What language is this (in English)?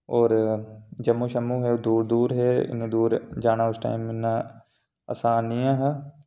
Dogri